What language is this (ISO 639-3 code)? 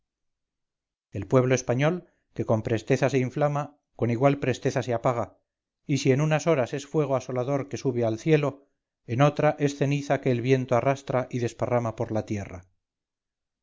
spa